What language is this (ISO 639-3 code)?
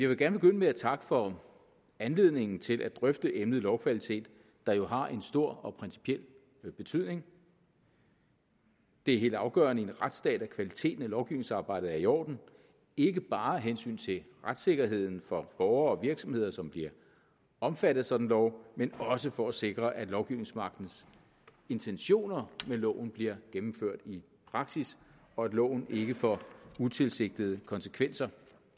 dan